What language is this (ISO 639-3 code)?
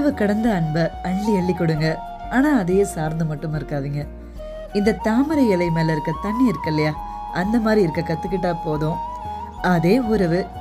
tam